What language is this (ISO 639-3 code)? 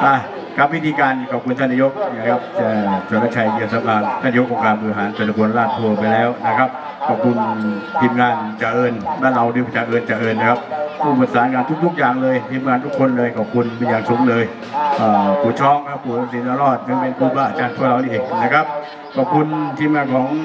tha